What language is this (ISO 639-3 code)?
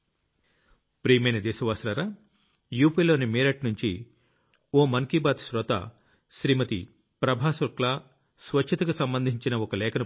tel